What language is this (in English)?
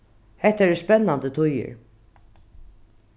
Faroese